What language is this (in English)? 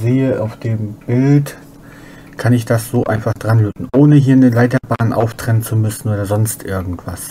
German